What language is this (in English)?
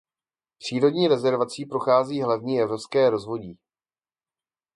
Czech